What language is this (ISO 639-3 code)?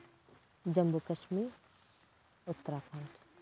sat